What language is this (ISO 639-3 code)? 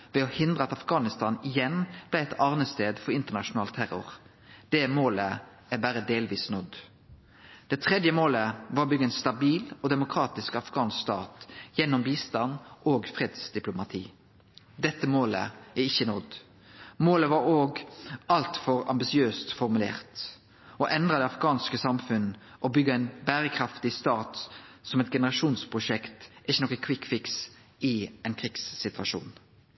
nno